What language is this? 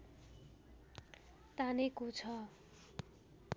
Nepali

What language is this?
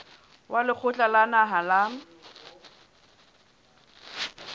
Southern Sotho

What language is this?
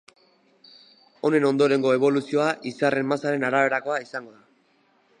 Basque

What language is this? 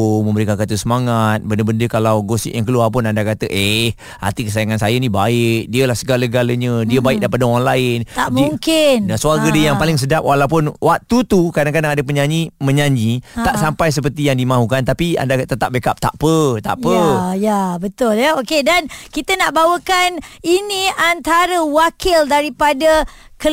Malay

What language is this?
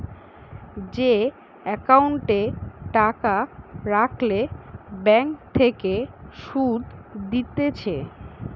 Bangla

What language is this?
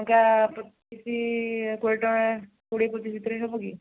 Odia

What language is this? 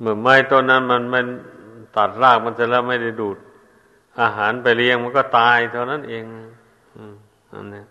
Thai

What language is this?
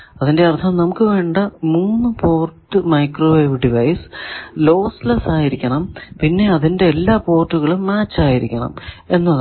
Malayalam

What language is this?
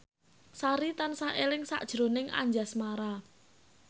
Javanese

